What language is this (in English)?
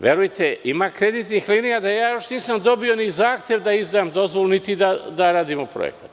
Serbian